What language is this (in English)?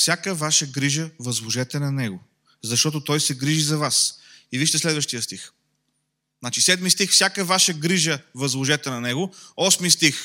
Bulgarian